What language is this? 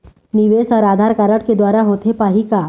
Chhattisgarhi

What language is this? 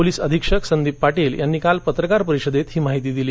Marathi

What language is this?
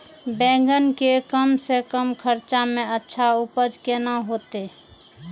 Maithili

